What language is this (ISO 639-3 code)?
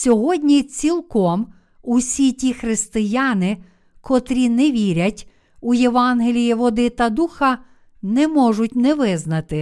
ukr